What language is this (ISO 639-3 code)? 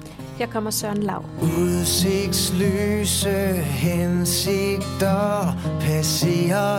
dan